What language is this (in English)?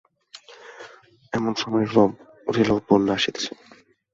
Bangla